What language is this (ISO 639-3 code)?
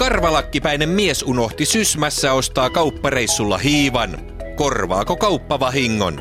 fin